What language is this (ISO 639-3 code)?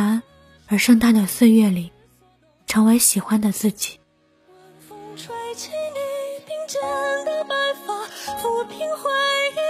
zho